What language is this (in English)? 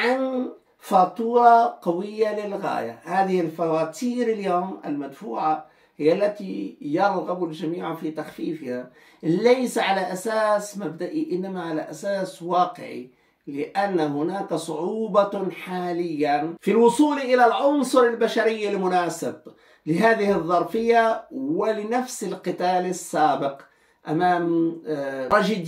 Arabic